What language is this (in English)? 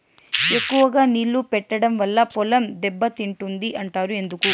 Telugu